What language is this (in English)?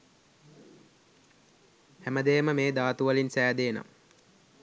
Sinhala